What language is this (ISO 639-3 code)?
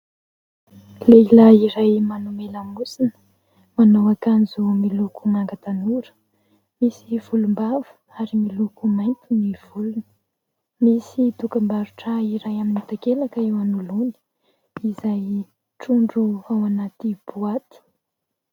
mlg